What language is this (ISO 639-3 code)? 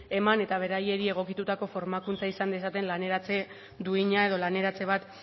eus